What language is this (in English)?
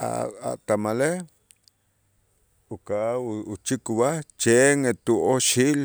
Itzá